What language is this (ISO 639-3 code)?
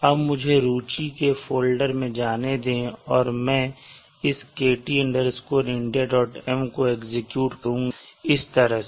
hin